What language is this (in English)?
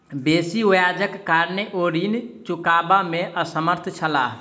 Maithili